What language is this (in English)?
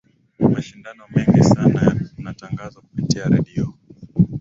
Swahili